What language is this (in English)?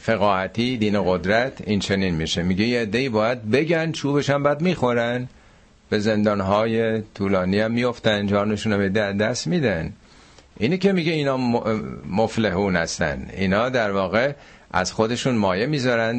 Persian